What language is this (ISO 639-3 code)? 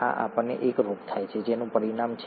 guj